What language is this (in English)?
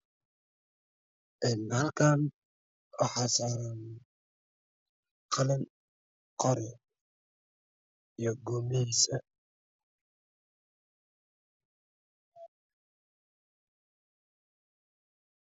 Somali